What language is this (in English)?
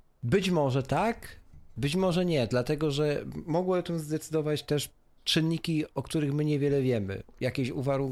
Polish